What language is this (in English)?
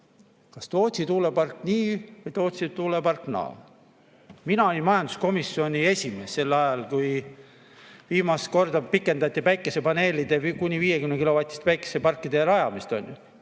Estonian